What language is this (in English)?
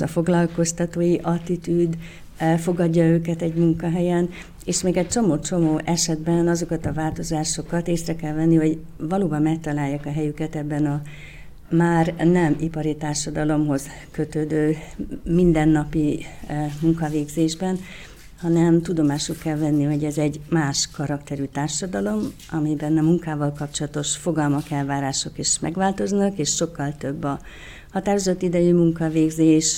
Hungarian